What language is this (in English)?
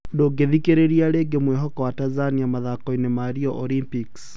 Kikuyu